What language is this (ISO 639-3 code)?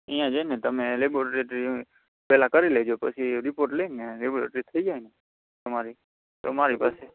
guj